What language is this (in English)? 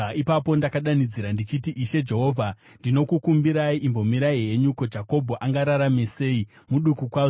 Shona